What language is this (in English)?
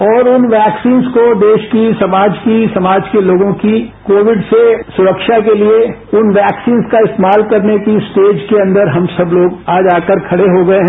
Hindi